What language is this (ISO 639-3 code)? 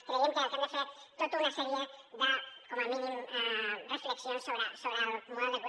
cat